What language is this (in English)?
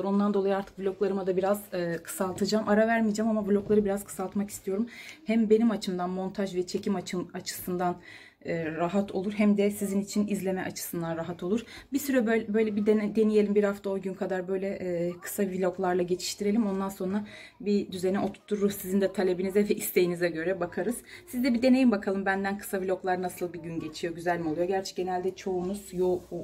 Turkish